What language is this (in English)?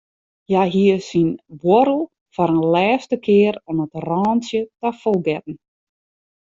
Western Frisian